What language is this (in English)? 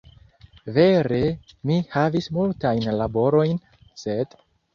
Esperanto